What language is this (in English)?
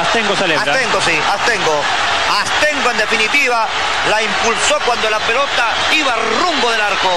Spanish